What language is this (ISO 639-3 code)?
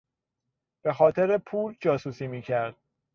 fas